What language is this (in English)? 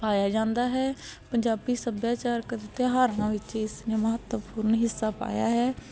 Punjabi